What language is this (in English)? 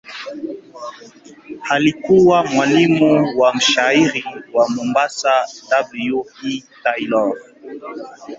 Swahili